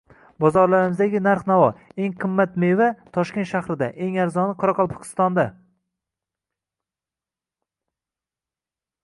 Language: Uzbek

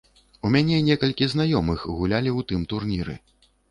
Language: Belarusian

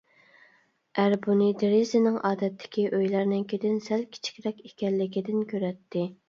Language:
Uyghur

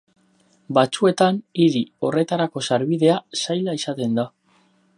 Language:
Basque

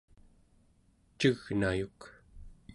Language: Central Yupik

